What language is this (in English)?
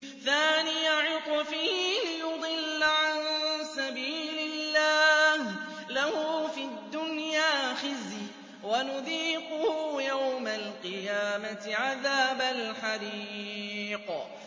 Arabic